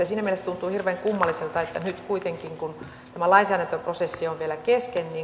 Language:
Finnish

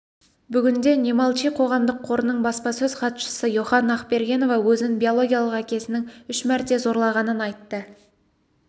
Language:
Kazakh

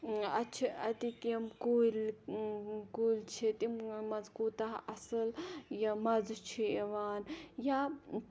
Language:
Kashmiri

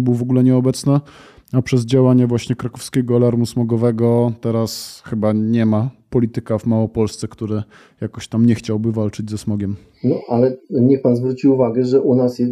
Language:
Polish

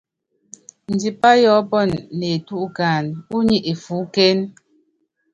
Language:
Yangben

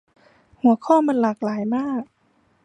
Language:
Thai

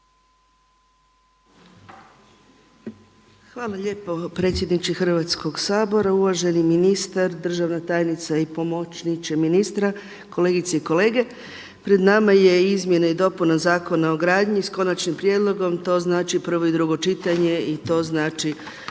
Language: Croatian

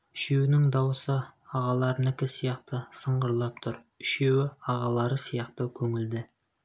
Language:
Kazakh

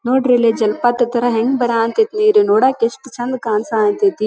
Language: Kannada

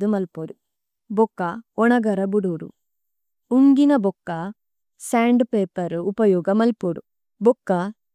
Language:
Tulu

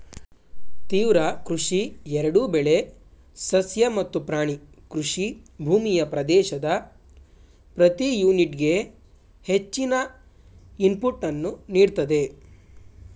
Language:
Kannada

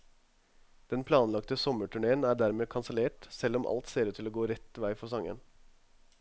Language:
Norwegian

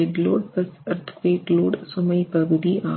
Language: Tamil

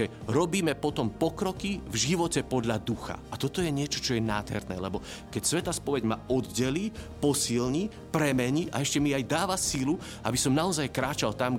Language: Slovak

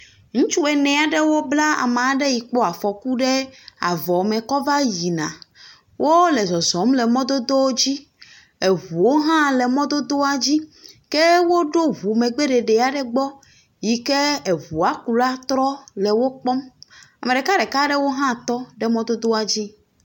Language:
Ewe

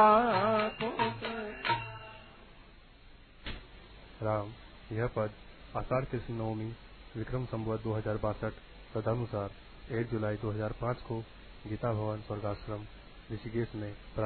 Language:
Hindi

